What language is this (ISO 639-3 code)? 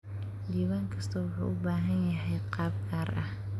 som